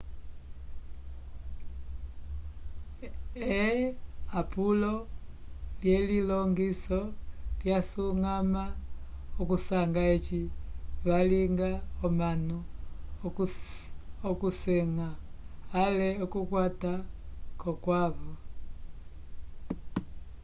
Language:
Umbundu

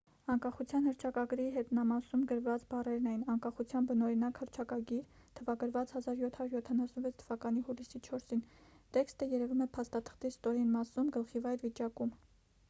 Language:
Armenian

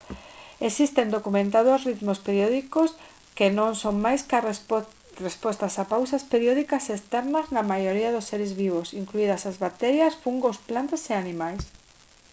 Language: Galician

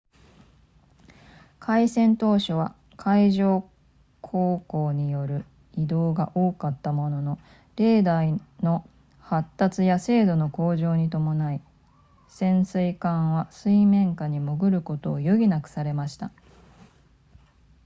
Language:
Japanese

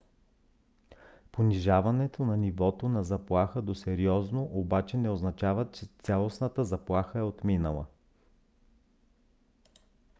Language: Bulgarian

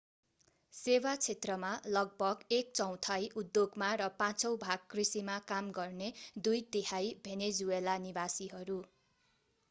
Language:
Nepali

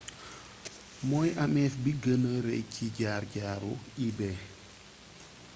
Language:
Wolof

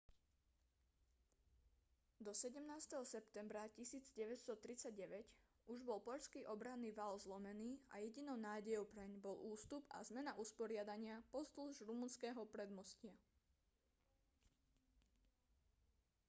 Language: Slovak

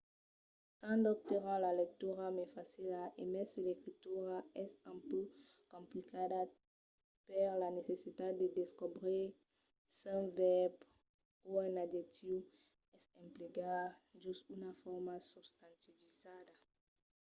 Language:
Occitan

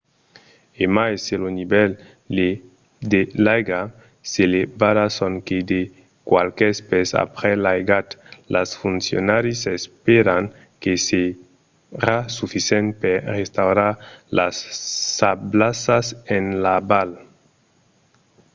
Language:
Occitan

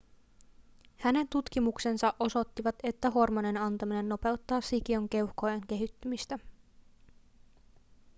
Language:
Finnish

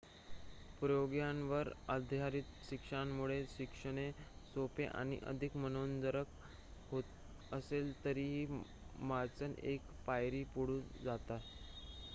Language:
Marathi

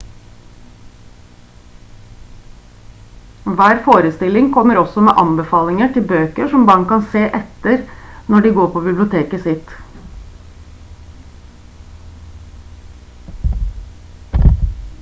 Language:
Norwegian Bokmål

